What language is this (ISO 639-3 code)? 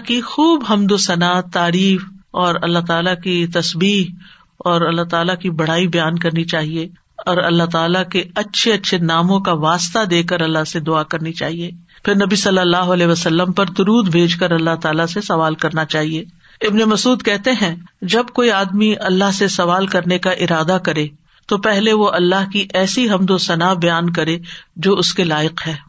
urd